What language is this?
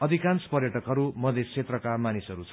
Nepali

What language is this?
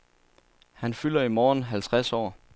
Danish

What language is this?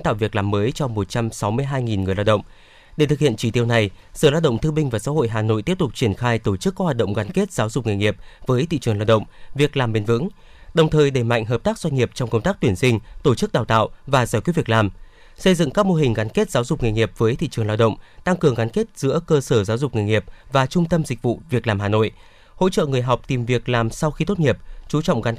Vietnamese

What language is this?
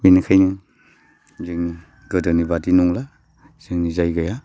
Bodo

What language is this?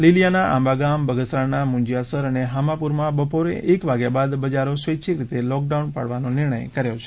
Gujarati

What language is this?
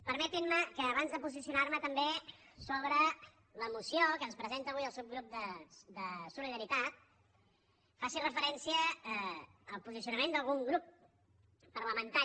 Catalan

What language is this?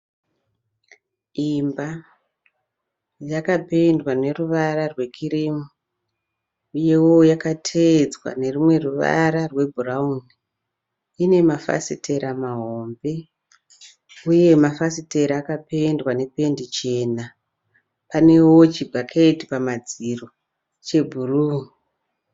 Shona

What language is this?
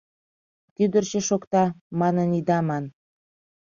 Mari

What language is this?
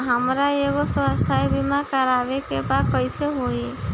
Bhojpuri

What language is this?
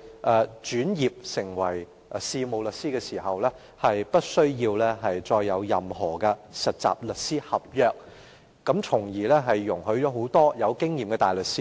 Cantonese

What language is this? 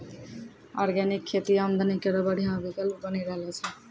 Maithili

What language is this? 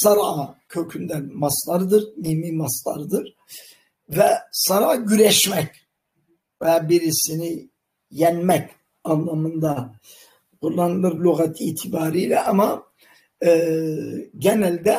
Turkish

